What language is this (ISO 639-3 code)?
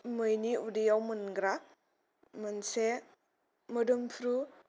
brx